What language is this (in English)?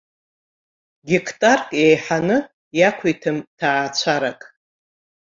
Abkhazian